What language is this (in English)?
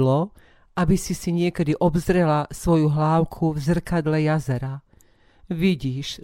Slovak